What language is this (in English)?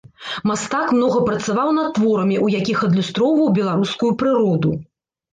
Belarusian